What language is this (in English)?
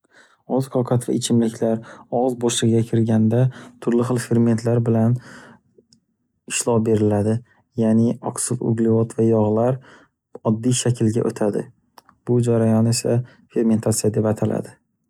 Uzbek